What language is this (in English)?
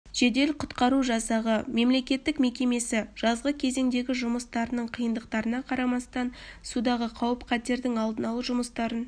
Kazakh